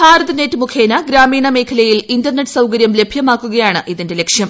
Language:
Malayalam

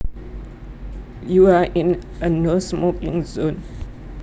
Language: Javanese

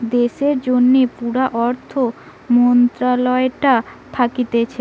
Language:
Bangla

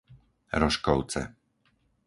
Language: Slovak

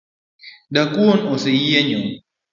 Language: Luo (Kenya and Tanzania)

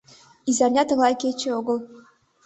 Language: Mari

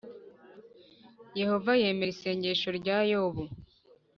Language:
Kinyarwanda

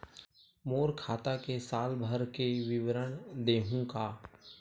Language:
Chhattisgarhi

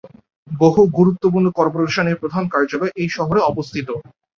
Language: Bangla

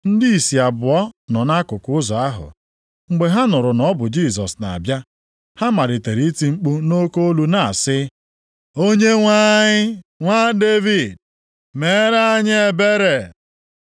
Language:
Igbo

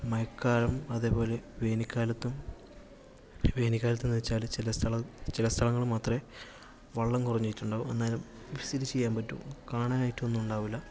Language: Malayalam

